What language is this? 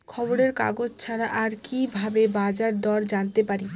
Bangla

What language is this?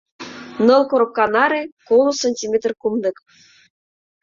Mari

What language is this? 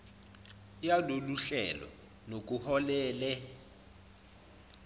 Zulu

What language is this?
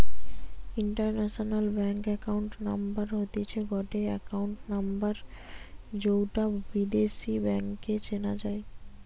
Bangla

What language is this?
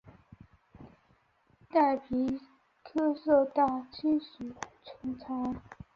Chinese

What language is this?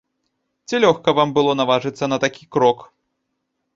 Belarusian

